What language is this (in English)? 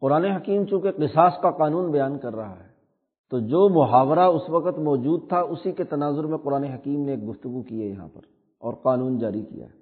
Urdu